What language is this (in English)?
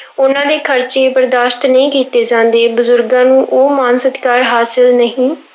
Punjabi